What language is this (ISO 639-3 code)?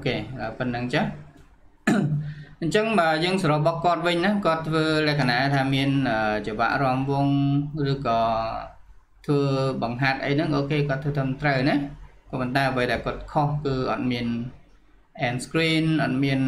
vie